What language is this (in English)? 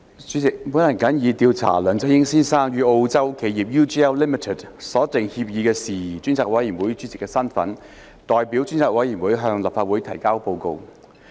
Cantonese